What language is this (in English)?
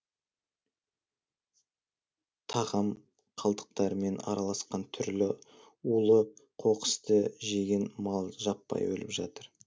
Kazakh